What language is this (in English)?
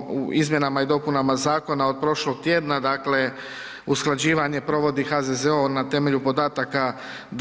Croatian